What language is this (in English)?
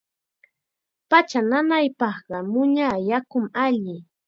Chiquián Ancash Quechua